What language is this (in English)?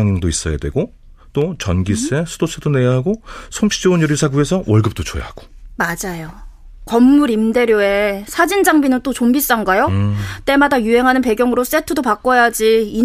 Korean